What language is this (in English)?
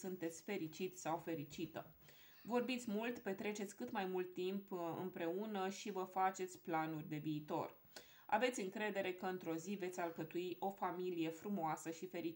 Romanian